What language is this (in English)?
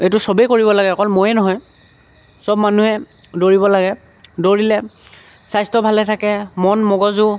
Assamese